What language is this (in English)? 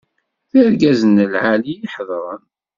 Kabyle